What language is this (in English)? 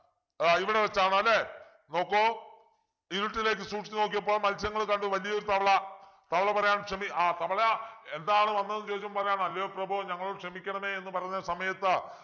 Malayalam